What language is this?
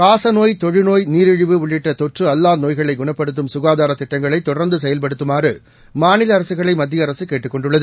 Tamil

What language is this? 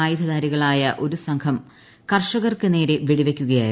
Malayalam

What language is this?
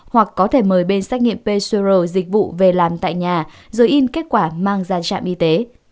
Vietnamese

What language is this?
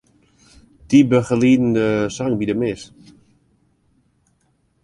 Western Frisian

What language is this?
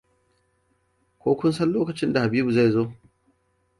Hausa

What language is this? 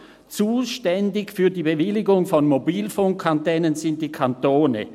Swiss German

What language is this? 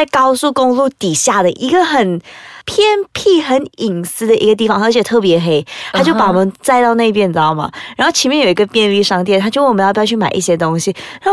Chinese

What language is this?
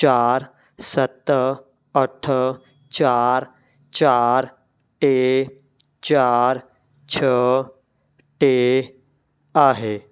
Sindhi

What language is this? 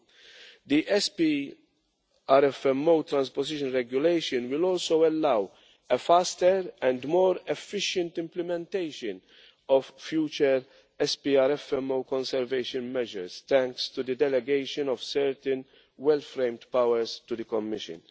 English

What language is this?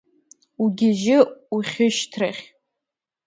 Abkhazian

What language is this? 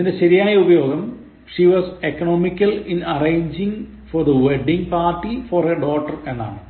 Malayalam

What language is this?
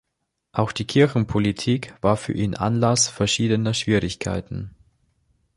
German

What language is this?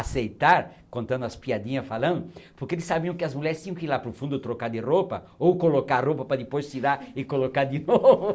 Portuguese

